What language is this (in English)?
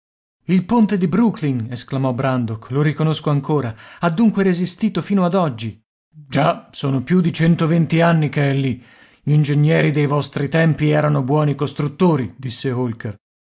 Italian